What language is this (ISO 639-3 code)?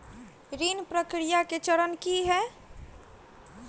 mai